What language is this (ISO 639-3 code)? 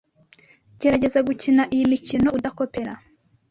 kin